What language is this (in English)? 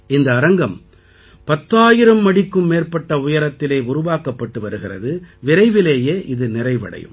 Tamil